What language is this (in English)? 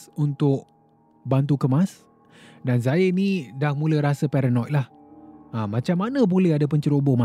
Malay